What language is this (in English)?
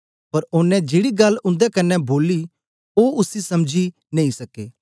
Dogri